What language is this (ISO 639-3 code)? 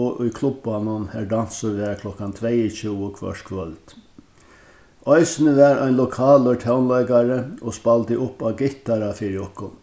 fao